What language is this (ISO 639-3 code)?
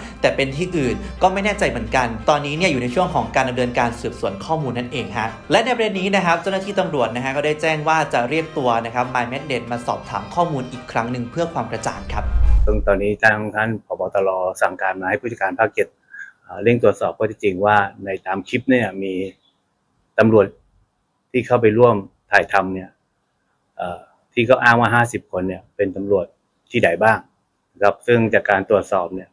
tha